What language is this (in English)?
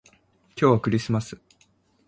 Japanese